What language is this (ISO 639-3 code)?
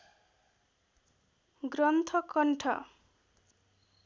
nep